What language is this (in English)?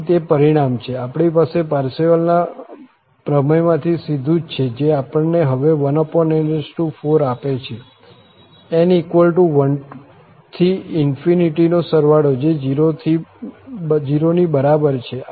Gujarati